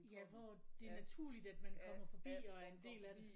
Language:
Danish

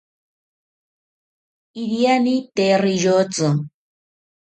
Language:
South Ucayali Ashéninka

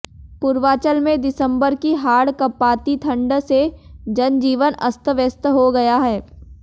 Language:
Hindi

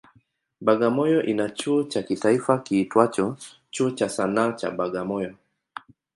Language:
Swahili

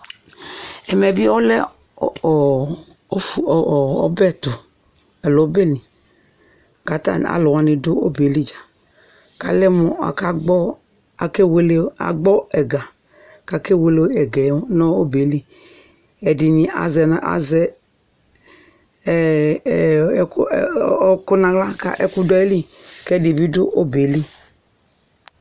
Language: Ikposo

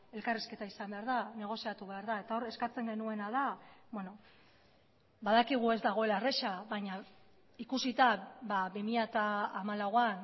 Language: Basque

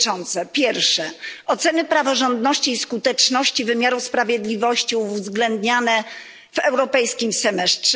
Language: Polish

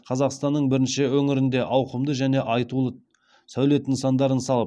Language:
Kazakh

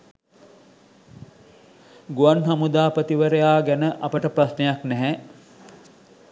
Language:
Sinhala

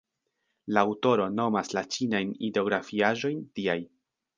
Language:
Esperanto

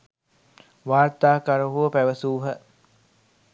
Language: Sinhala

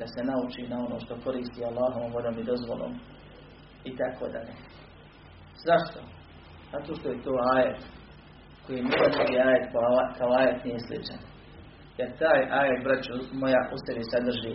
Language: Croatian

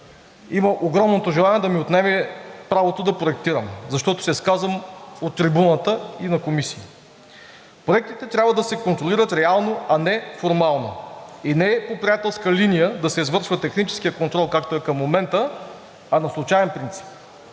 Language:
Bulgarian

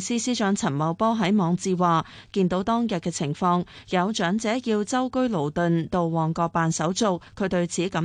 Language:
Chinese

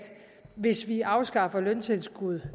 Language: Danish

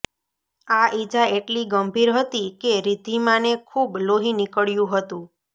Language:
Gujarati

